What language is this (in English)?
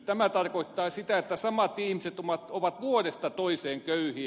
Finnish